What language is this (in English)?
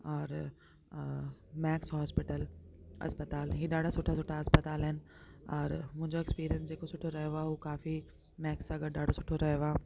Sindhi